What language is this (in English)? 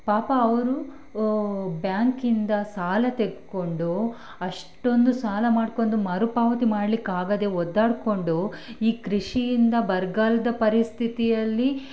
Kannada